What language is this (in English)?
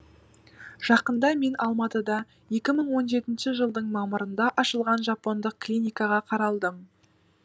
Kazakh